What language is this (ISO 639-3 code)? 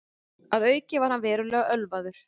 isl